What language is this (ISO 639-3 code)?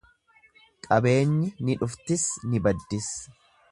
orm